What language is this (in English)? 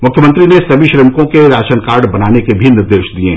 Hindi